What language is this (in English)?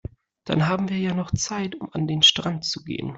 German